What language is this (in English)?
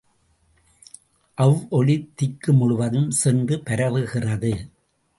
Tamil